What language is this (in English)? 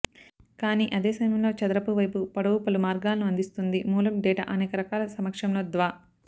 Telugu